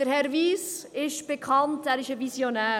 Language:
Swiss German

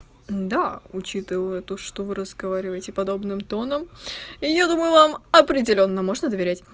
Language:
Russian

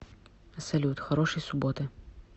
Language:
Russian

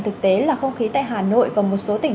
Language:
Vietnamese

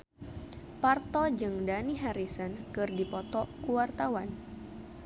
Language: Sundanese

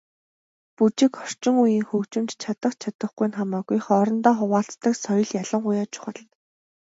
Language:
Mongolian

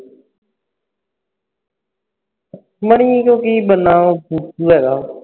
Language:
Punjabi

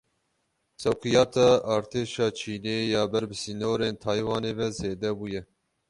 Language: Kurdish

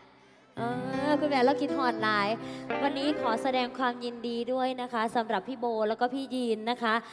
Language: Thai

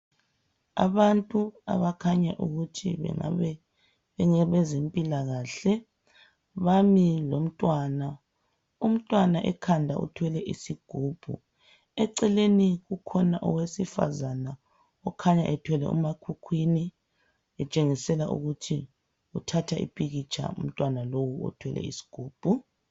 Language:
North Ndebele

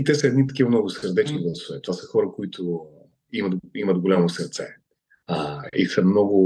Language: Bulgarian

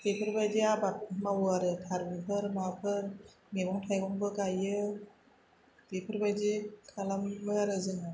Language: Bodo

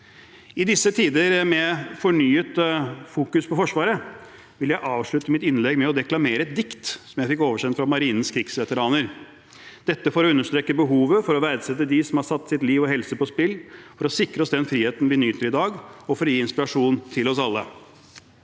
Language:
Norwegian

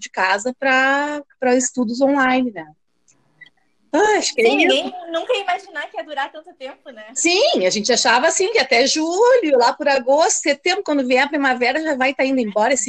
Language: Portuguese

